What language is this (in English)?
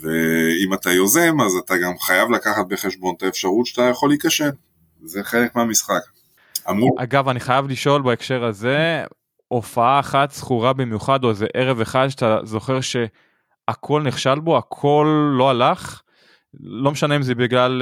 Hebrew